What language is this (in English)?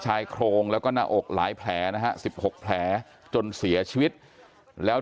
Thai